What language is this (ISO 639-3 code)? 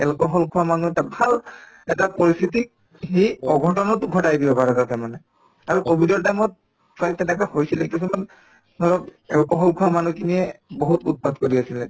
asm